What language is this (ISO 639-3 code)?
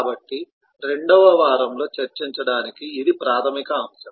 tel